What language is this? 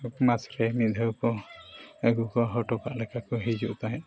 Santali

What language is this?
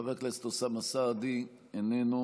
Hebrew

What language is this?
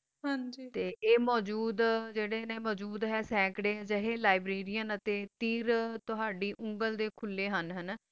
Punjabi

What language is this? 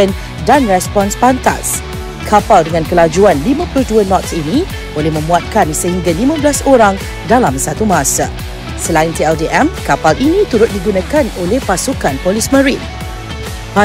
Malay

